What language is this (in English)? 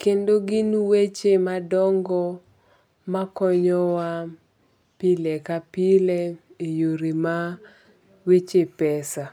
Luo (Kenya and Tanzania)